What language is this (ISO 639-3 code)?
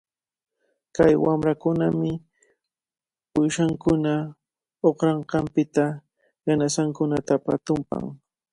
qvl